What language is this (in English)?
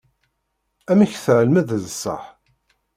Kabyle